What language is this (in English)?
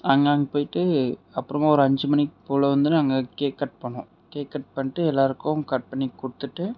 Tamil